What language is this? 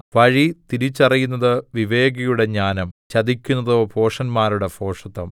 Malayalam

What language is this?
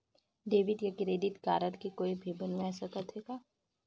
Chhattisgarhi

